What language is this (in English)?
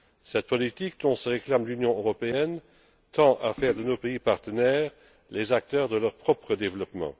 French